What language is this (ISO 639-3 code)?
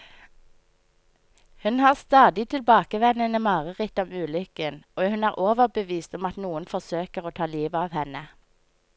nor